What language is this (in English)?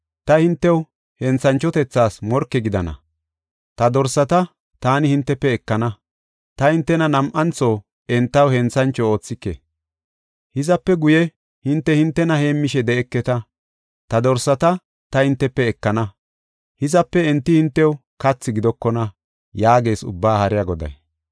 Gofa